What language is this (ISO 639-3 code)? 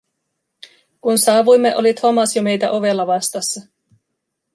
fin